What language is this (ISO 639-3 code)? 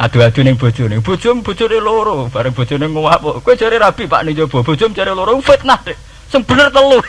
ind